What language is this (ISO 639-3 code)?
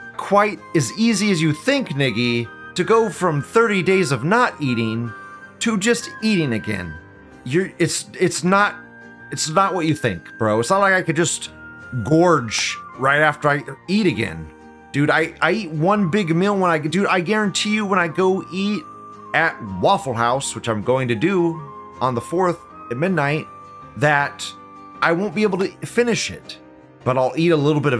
eng